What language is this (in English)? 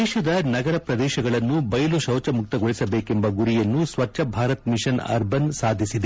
Kannada